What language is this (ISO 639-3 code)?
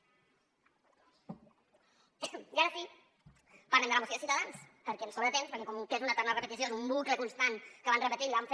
cat